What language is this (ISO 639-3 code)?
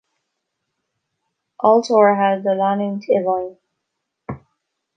gle